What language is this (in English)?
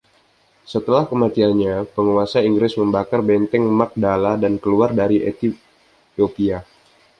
Indonesian